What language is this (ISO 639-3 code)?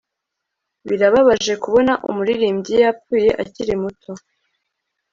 kin